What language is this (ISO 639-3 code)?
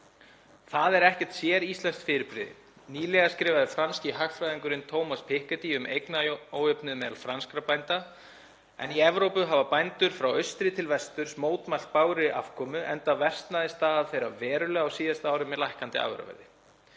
isl